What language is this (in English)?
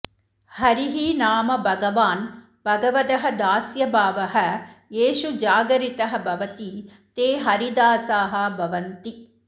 Sanskrit